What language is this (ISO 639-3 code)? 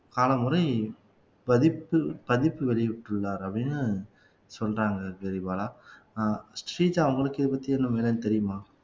tam